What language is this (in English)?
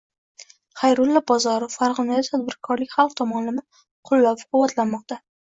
Uzbek